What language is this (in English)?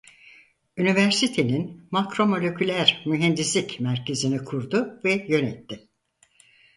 Turkish